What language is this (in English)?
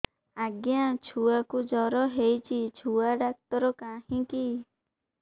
Odia